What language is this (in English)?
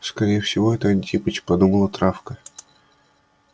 Russian